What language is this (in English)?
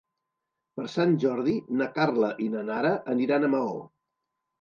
Catalan